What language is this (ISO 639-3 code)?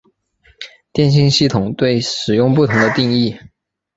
zho